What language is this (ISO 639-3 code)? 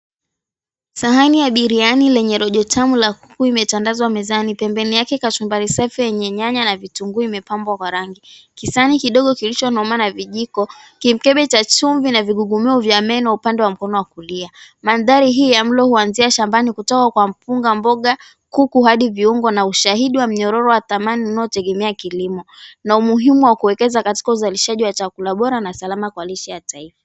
swa